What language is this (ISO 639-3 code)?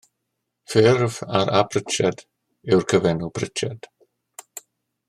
cym